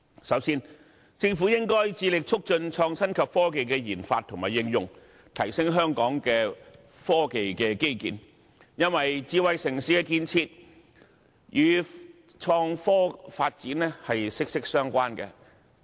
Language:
Cantonese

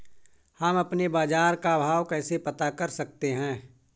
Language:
Hindi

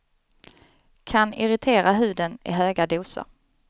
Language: Swedish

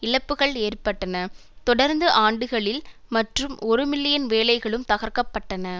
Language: Tamil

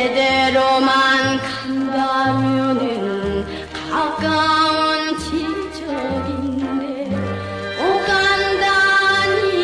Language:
Korean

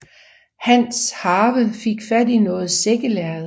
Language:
Danish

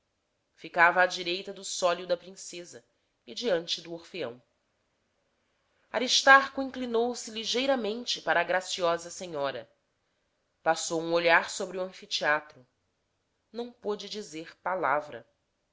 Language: Portuguese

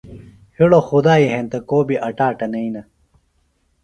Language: Phalura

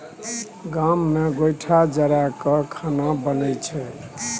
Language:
Maithili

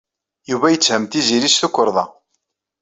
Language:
Kabyle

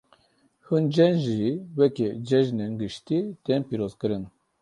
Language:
Kurdish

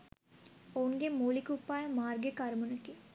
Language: Sinhala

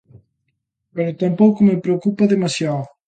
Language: Galician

